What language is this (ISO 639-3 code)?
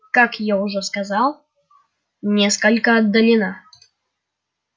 rus